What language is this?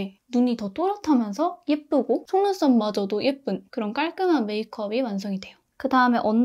Korean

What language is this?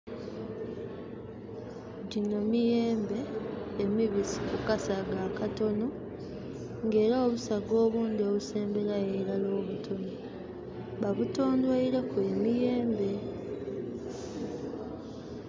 Soga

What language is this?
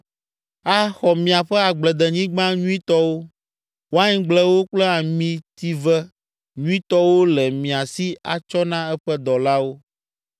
Ewe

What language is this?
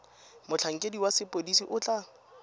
Tswana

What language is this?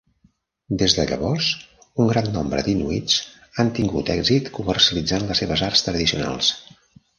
Catalan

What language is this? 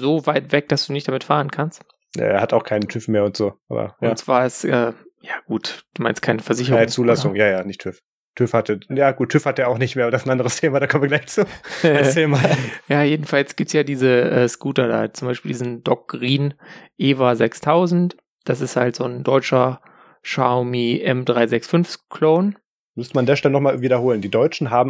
German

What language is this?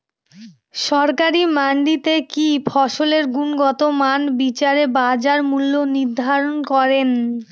Bangla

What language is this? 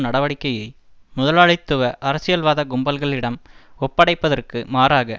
Tamil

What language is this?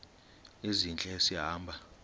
Xhosa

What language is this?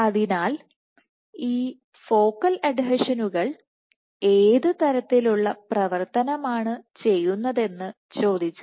Malayalam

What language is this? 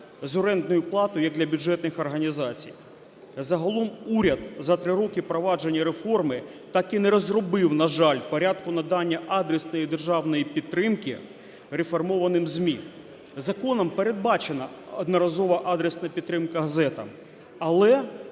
Ukrainian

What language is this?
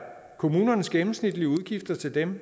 Danish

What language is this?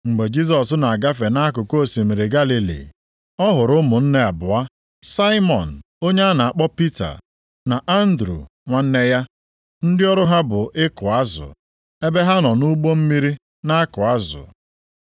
Igbo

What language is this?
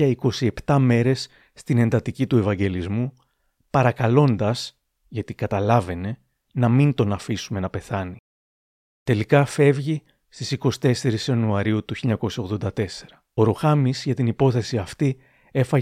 Greek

